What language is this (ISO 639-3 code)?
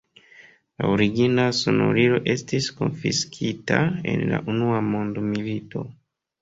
epo